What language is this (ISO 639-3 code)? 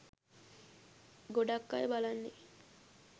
sin